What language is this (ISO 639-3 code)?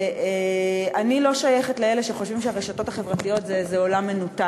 heb